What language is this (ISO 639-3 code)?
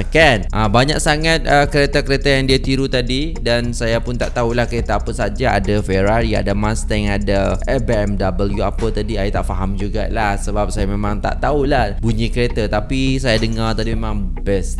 msa